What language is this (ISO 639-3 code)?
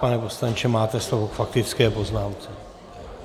ces